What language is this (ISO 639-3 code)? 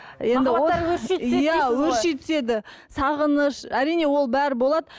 kaz